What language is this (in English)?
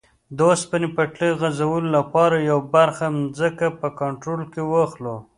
Pashto